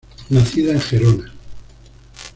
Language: Spanish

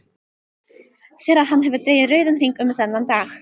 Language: Icelandic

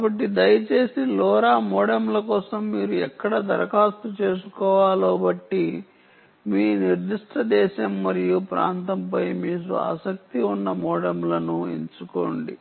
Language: Telugu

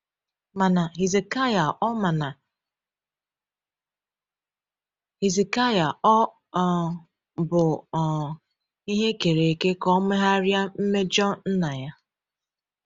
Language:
Igbo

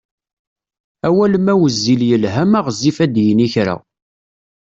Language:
Kabyle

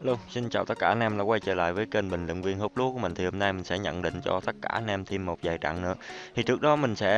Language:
Vietnamese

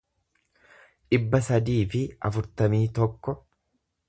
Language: Oromo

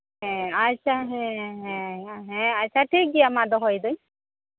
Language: Santali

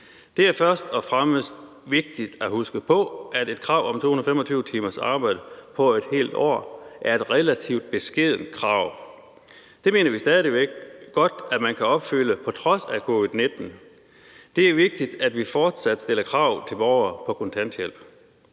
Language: Danish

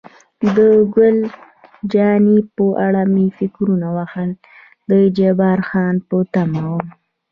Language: Pashto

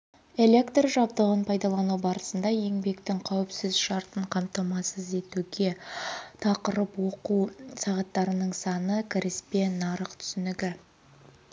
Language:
Kazakh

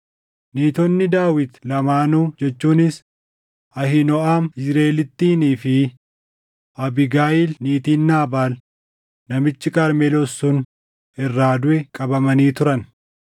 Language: Oromo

